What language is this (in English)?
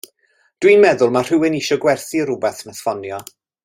Welsh